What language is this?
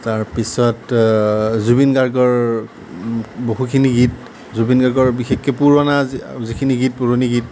Assamese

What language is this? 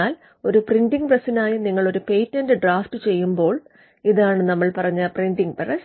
Malayalam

